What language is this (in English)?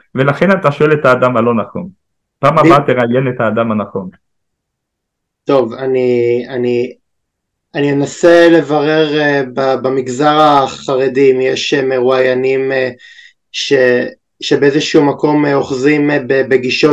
Hebrew